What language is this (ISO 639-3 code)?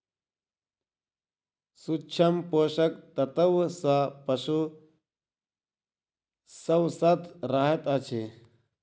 mai